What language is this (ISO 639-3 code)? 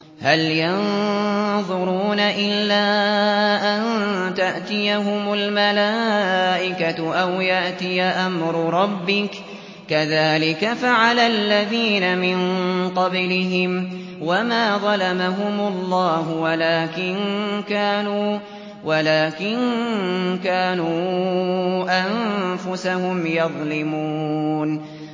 ara